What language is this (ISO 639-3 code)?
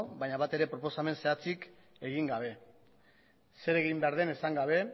eus